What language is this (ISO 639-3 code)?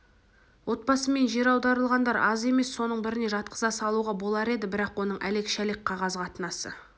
kaz